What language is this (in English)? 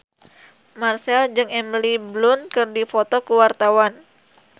Sundanese